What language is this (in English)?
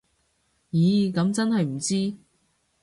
Cantonese